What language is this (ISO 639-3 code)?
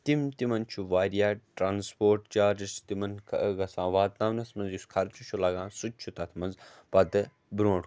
kas